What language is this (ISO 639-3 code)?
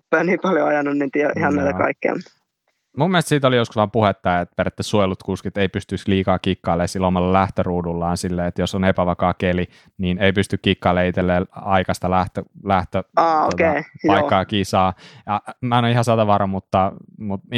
fin